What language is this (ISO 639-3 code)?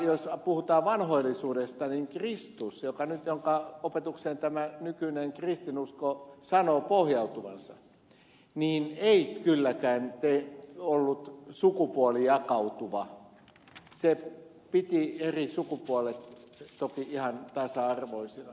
fin